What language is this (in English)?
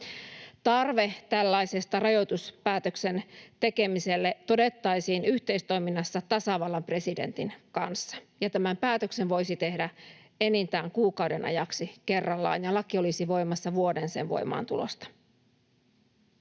Finnish